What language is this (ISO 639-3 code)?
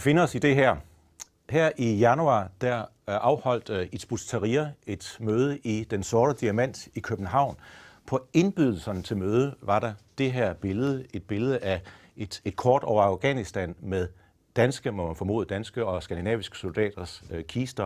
dan